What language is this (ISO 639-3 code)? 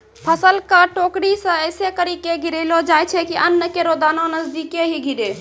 mai